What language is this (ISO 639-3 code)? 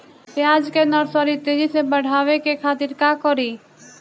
bho